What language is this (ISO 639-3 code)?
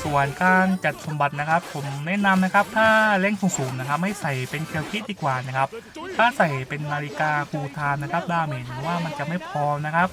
tha